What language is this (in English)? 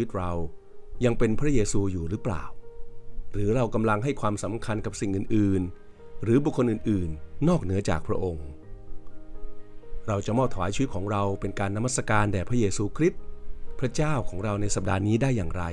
Thai